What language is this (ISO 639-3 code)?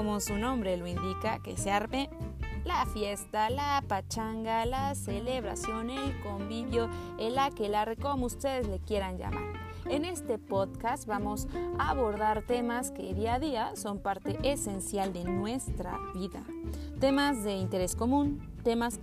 spa